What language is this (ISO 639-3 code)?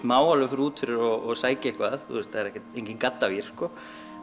isl